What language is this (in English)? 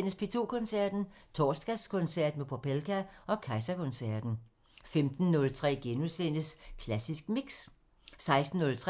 Danish